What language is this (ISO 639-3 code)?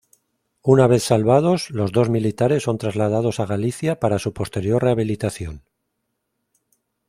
spa